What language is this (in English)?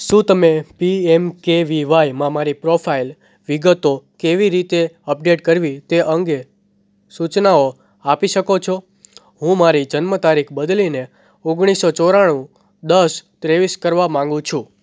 Gujarati